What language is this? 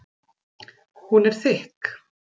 Icelandic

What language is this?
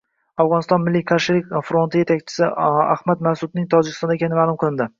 Uzbek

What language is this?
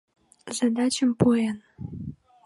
Mari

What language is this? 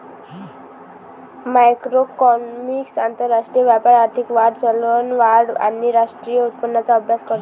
Marathi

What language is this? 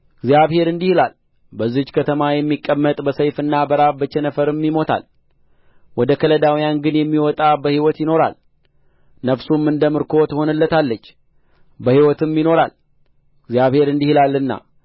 Amharic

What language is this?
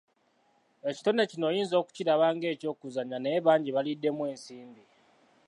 Ganda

